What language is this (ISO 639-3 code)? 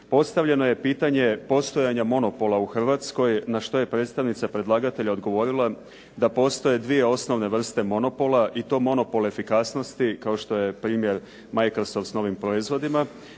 hrv